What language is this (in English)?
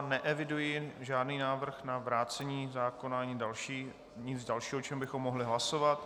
Czech